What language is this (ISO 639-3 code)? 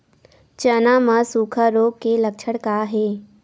hne